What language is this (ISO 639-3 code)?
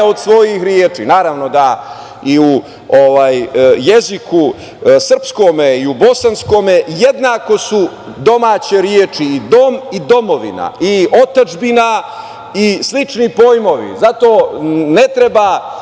srp